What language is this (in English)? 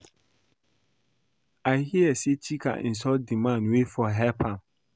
Nigerian Pidgin